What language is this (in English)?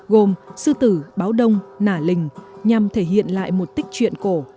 Vietnamese